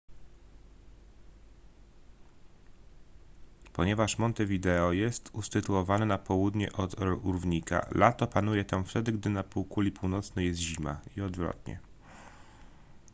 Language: Polish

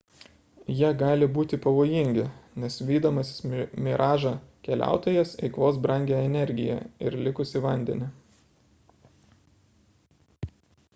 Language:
Lithuanian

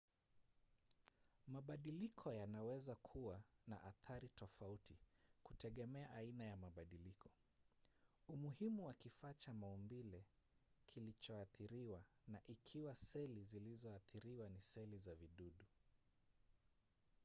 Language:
Swahili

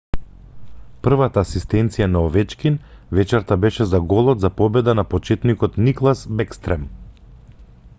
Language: Macedonian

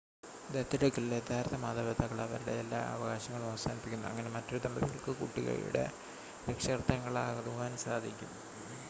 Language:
Malayalam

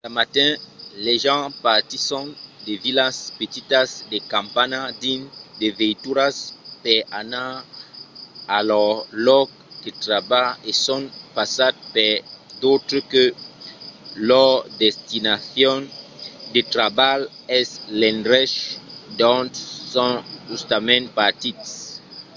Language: Occitan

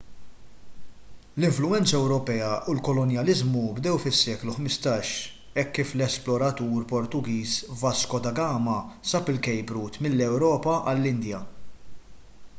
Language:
Maltese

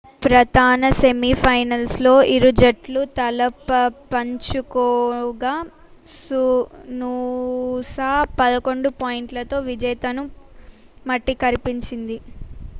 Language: Telugu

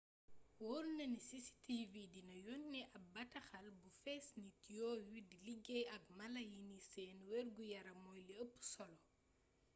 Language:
Wolof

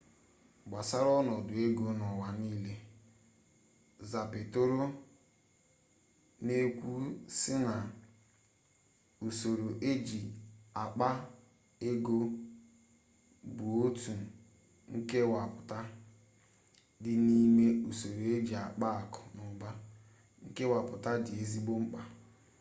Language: Igbo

